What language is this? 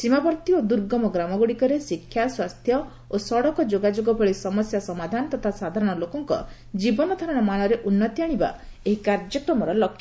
Odia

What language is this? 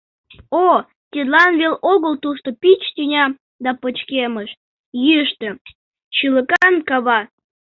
Mari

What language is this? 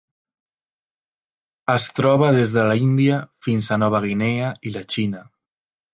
Catalan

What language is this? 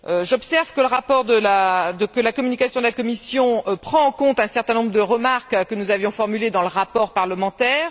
French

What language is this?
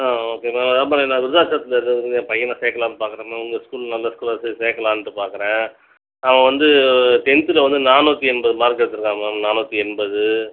Tamil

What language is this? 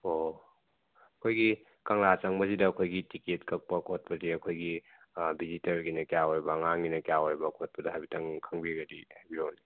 Manipuri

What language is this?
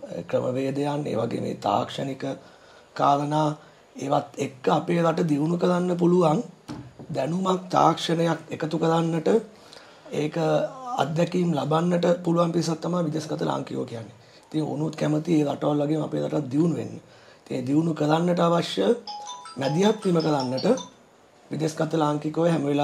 Indonesian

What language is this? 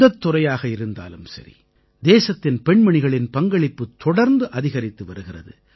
Tamil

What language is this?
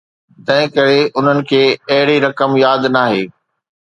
Sindhi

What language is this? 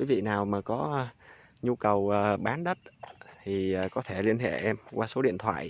Vietnamese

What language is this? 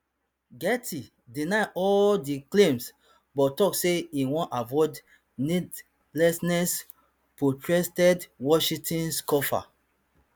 Nigerian Pidgin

